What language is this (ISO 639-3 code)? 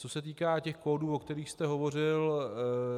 ces